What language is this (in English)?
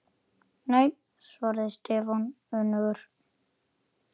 Icelandic